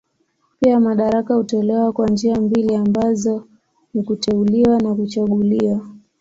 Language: Swahili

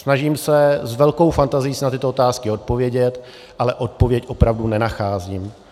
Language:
Czech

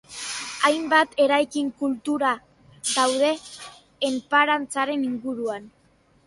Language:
Basque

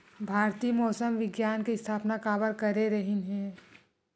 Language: Chhattisgarhi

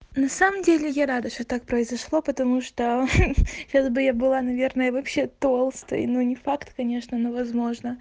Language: Russian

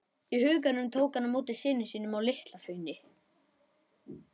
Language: Icelandic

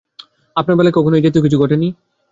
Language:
Bangla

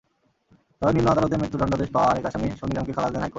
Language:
Bangla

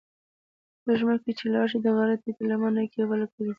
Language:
Pashto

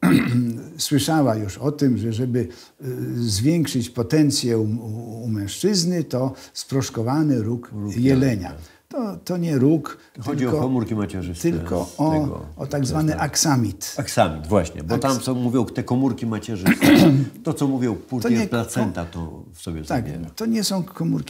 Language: Polish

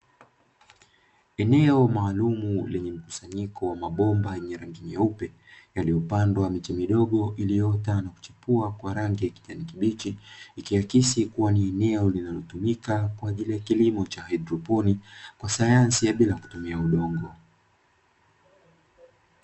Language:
Swahili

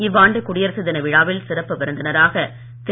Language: Tamil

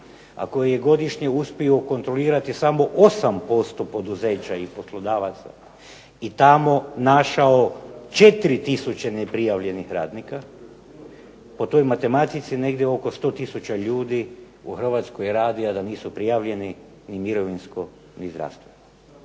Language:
Croatian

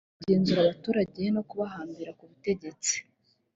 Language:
Kinyarwanda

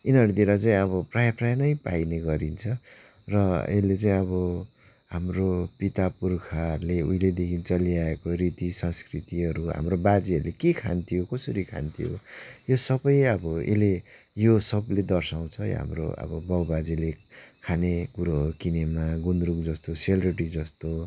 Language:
Nepali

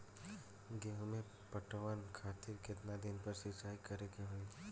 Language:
Bhojpuri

